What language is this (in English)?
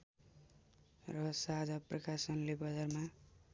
Nepali